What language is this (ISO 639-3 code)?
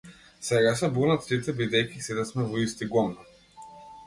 mkd